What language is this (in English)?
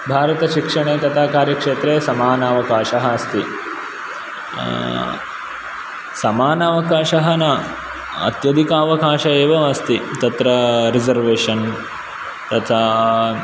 Sanskrit